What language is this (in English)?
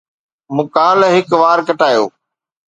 Sindhi